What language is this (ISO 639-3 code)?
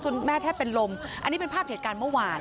tha